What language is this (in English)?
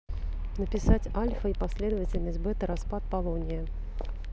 Russian